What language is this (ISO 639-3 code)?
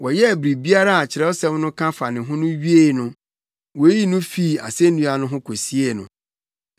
aka